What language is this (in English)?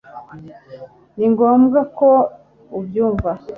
Kinyarwanda